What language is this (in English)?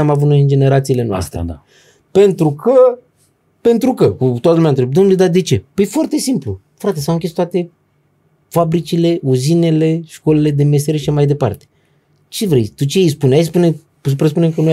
Romanian